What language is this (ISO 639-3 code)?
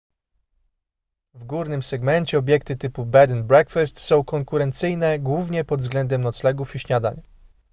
pol